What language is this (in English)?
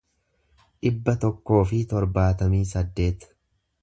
Oromo